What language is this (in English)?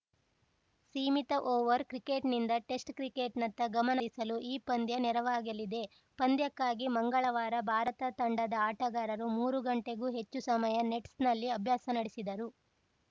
Kannada